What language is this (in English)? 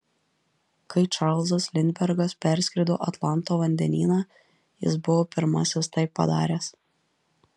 Lithuanian